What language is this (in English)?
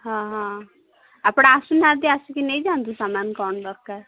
Odia